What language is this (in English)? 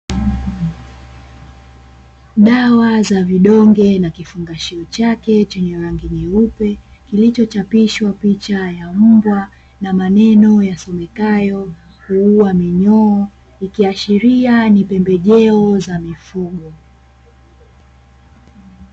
Swahili